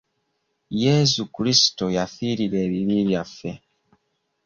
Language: Ganda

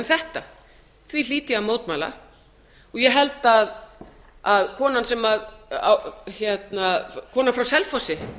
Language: Icelandic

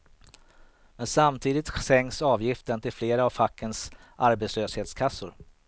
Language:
Swedish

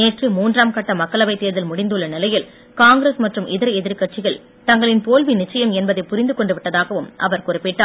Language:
Tamil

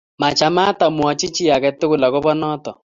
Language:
Kalenjin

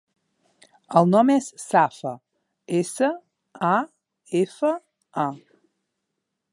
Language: Catalan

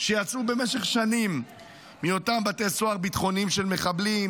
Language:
Hebrew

